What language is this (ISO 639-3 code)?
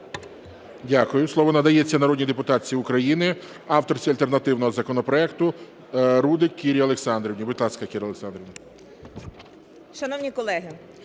ukr